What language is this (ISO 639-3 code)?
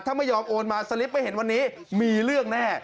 tha